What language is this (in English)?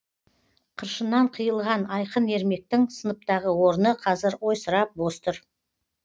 Kazakh